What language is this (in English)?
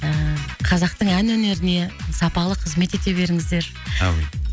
Kazakh